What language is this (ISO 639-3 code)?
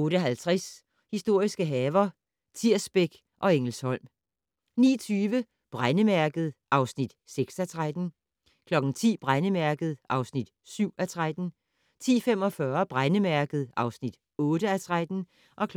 dan